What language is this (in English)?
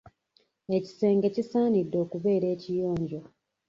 Ganda